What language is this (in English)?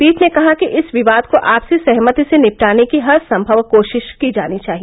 Hindi